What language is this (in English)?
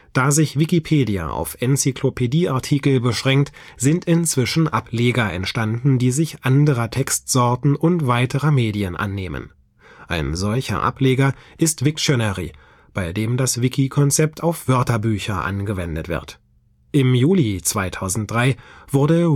German